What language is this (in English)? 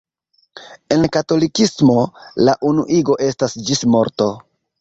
Esperanto